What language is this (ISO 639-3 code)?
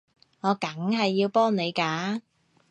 yue